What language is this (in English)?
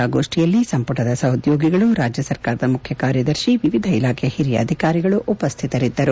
Kannada